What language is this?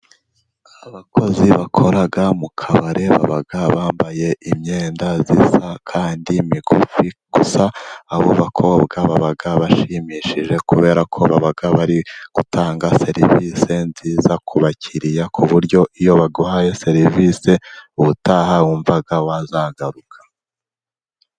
Kinyarwanda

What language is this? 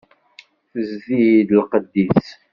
Kabyle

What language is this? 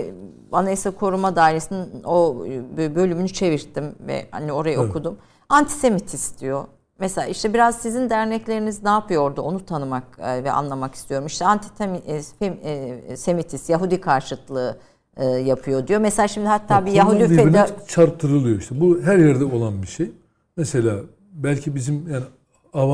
Turkish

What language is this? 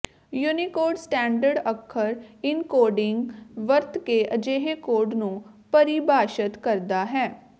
Punjabi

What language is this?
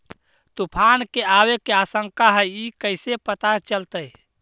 Magahi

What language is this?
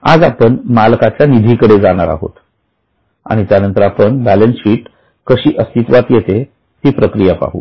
Marathi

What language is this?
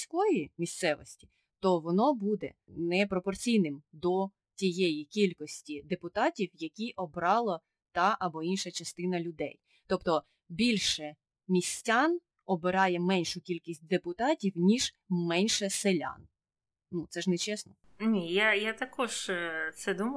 Ukrainian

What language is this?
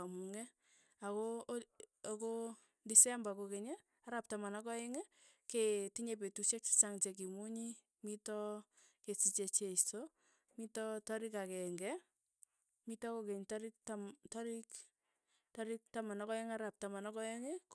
Tugen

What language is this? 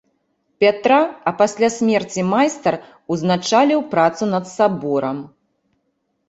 Belarusian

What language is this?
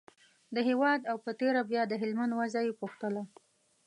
Pashto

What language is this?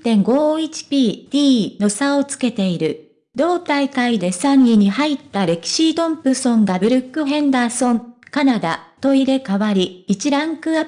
Japanese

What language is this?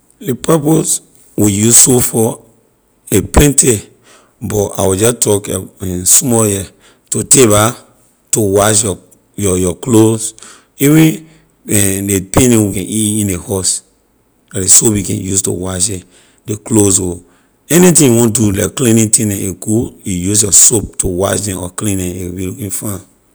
Liberian English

